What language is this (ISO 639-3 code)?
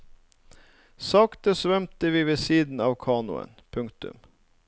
nor